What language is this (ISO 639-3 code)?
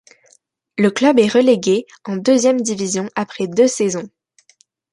fra